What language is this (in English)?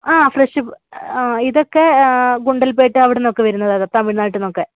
Malayalam